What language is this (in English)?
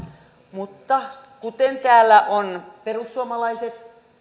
Finnish